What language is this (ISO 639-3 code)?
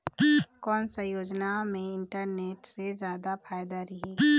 hne